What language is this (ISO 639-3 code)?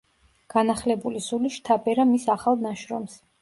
kat